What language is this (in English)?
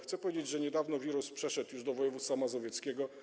Polish